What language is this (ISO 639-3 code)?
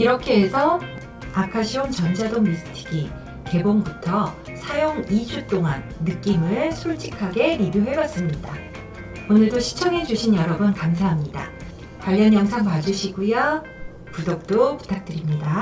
kor